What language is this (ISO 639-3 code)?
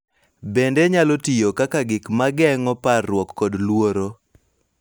luo